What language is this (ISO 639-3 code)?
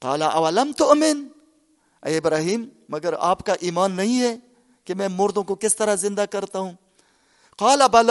urd